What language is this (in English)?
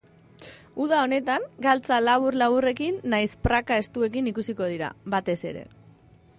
Basque